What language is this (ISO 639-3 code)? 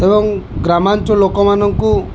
ori